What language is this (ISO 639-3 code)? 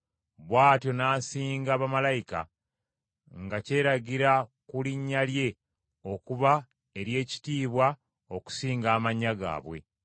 lug